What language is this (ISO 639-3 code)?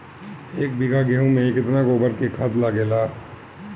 bho